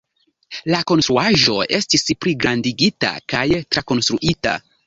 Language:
Esperanto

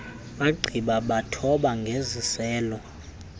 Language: Xhosa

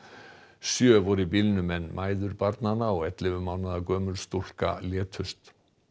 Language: Icelandic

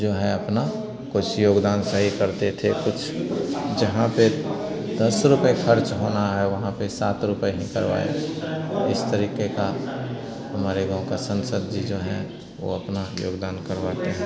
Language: Hindi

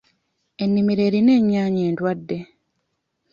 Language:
Ganda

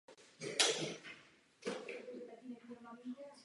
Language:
Czech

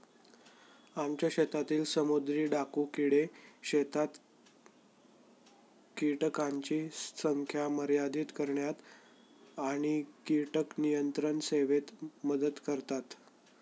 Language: Marathi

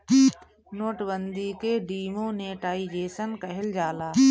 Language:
Bhojpuri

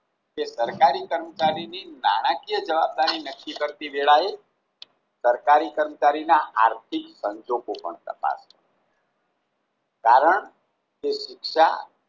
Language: Gujarati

